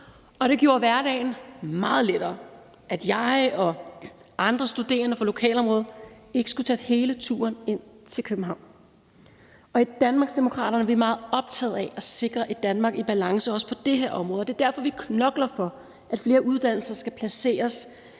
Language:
Danish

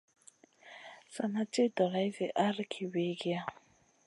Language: Masana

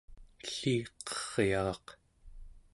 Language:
Central Yupik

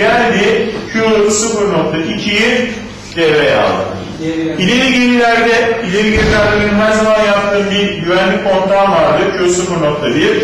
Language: Turkish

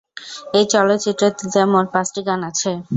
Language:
Bangla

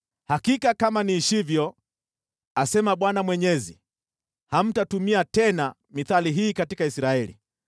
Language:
Swahili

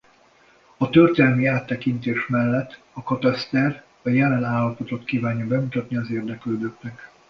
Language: Hungarian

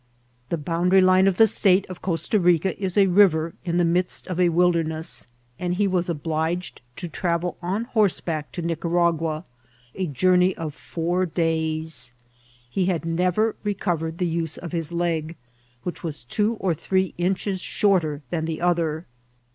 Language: English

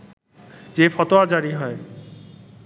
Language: Bangla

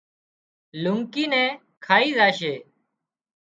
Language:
Wadiyara Koli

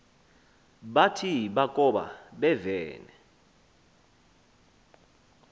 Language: Xhosa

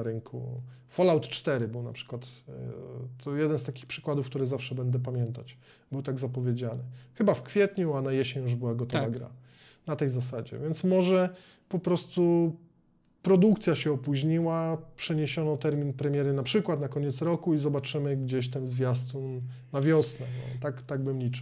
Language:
Polish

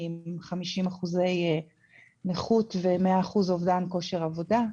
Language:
Hebrew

